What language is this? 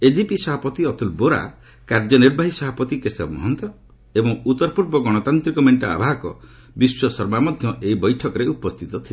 Odia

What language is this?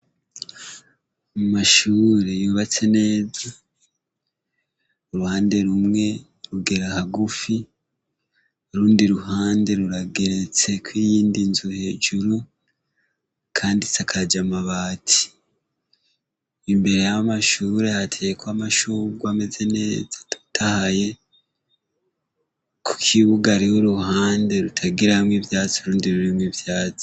Rundi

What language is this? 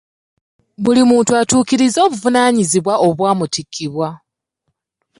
Ganda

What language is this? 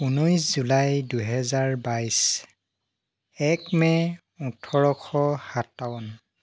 Assamese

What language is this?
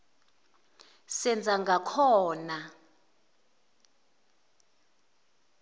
Zulu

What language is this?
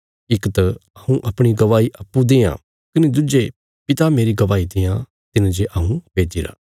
Bilaspuri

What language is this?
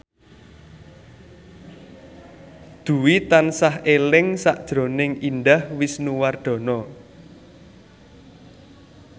Javanese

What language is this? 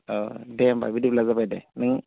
Bodo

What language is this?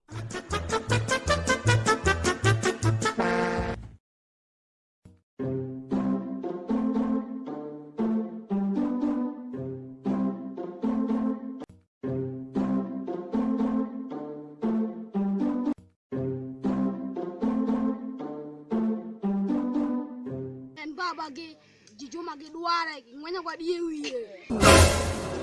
Portuguese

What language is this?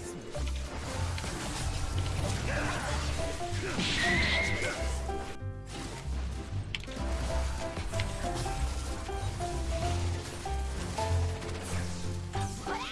Korean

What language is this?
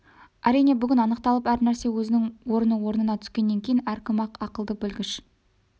Kazakh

